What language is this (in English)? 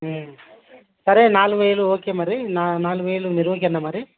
Telugu